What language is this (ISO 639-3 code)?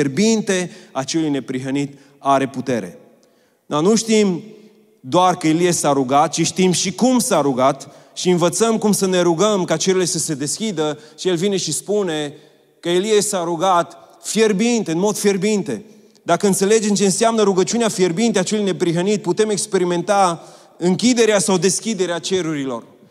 ron